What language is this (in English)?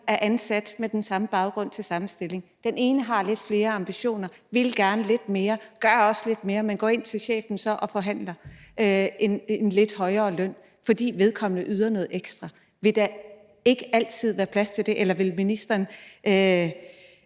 Danish